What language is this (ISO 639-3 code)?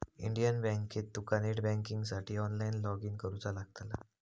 mar